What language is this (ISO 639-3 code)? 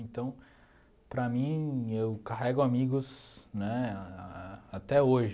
por